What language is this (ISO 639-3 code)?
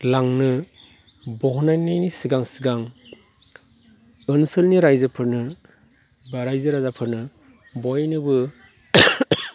brx